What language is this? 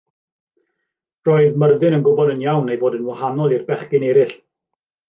Welsh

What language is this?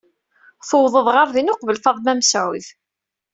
Kabyle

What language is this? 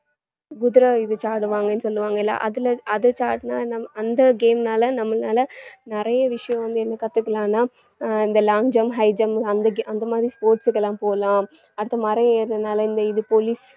Tamil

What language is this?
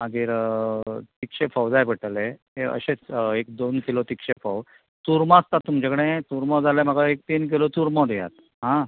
Konkani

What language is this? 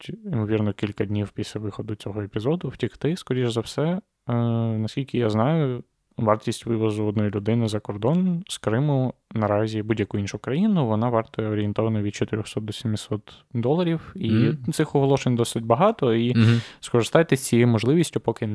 Ukrainian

